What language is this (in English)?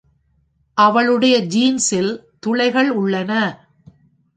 Tamil